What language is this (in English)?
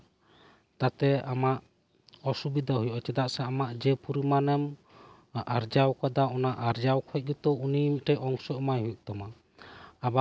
Santali